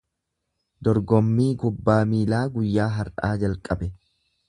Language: Oromo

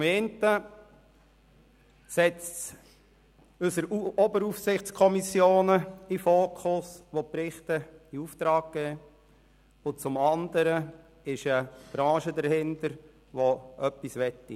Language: Swiss German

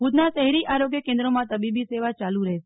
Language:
Gujarati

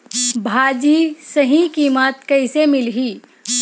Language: Chhattisgarhi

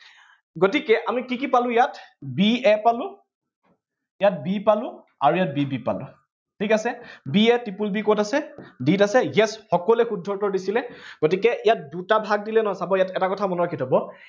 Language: Assamese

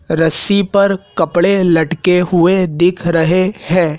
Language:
Hindi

